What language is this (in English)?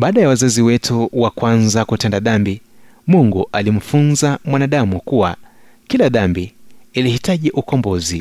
Swahili